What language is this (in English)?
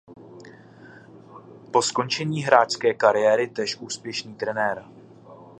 Czech